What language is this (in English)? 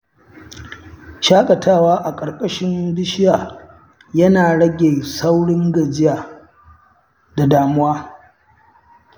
Hausa